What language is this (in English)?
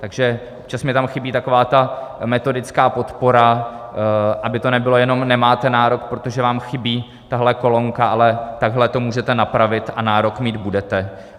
Czech